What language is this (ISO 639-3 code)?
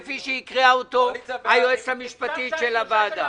heb